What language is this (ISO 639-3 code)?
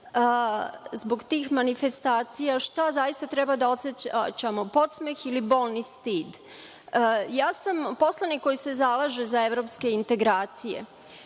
srp